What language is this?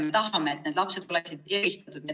Estonian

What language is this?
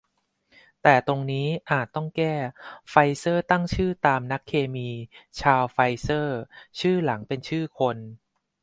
Thai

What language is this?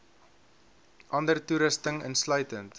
Afrikaans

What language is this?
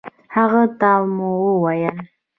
Pashto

